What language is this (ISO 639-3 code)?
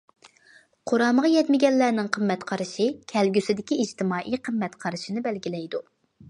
uig